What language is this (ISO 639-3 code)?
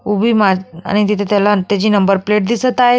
mar